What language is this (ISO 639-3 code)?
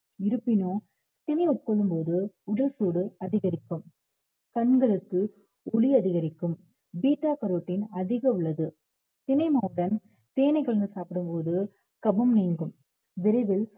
tam